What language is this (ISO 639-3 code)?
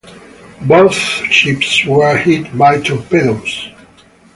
eng